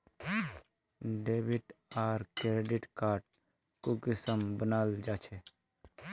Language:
Magahi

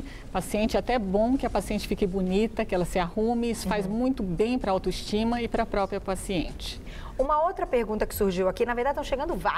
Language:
Portuguese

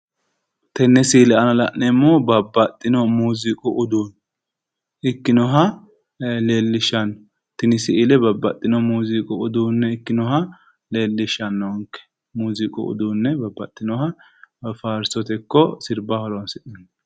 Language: Sidamo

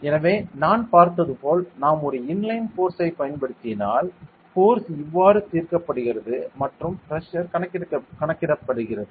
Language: Tamil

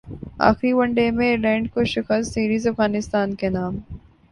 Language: Urdu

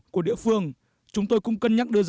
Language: Vietnamese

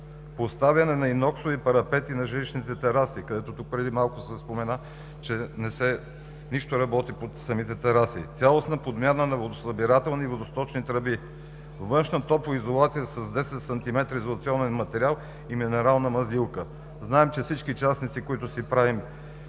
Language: Bulgarian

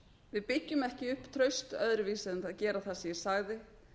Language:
Icelandic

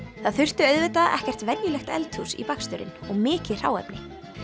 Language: Icelandic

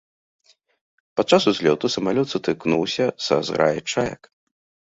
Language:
Belarusian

